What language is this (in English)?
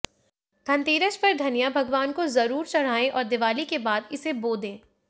Hindi